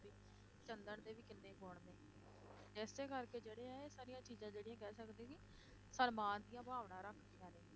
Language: Punjabi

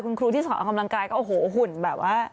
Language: Thai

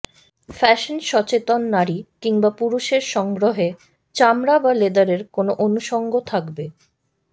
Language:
Bangla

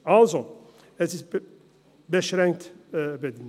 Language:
Swiss German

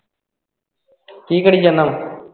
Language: Punjabi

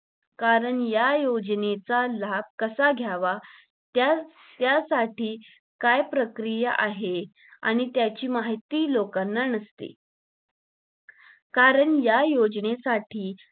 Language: Marathi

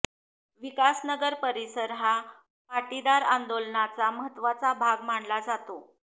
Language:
Marathi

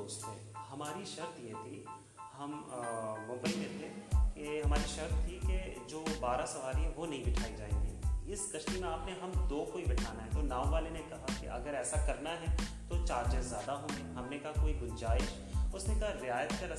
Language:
Urdu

